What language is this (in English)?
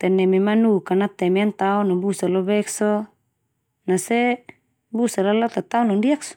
Termanu